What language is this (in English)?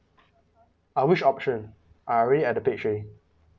English